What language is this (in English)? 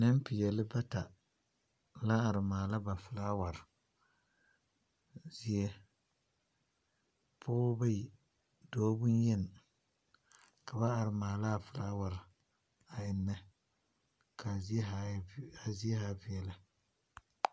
Southern Dagaare